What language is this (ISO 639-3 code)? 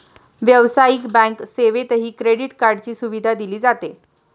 mar